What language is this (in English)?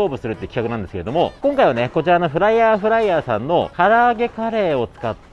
Japanese